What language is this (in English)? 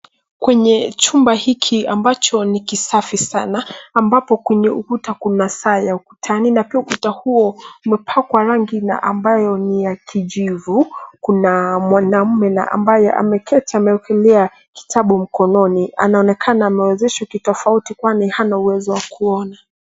Swahili